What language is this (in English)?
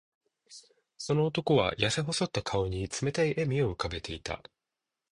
Japanese